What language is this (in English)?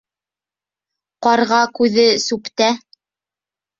Bashkir